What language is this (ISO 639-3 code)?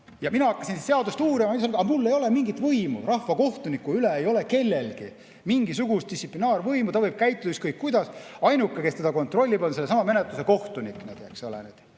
est